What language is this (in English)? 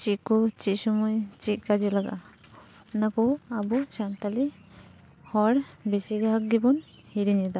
Santali